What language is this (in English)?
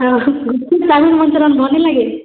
Odia